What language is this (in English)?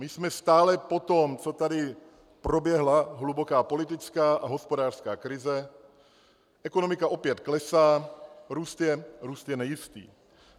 Czech